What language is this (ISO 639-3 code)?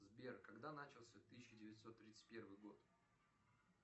rus